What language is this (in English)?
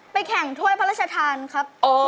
Thai